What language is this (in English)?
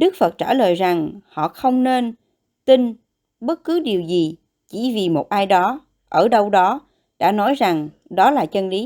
Vietnamese